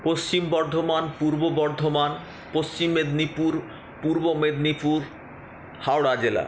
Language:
Bangla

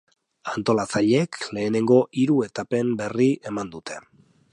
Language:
Basque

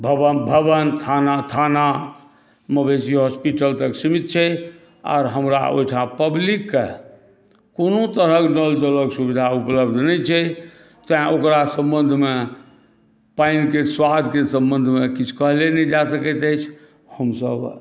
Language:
Maithili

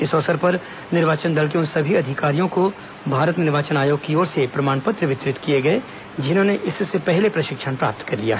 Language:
Hindi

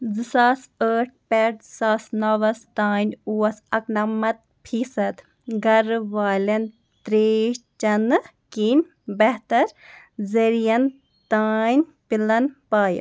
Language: Kashmiri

